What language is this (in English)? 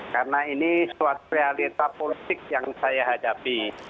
Indonesian